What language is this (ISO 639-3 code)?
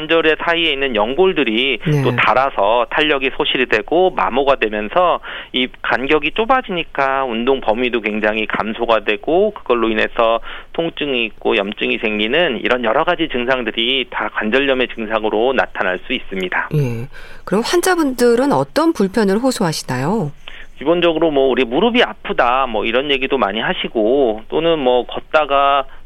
kor